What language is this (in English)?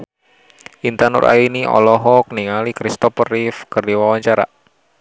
Sundanese